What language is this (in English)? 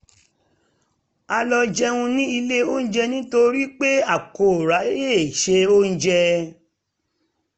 Yoruba